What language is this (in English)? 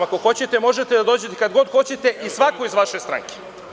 Serbian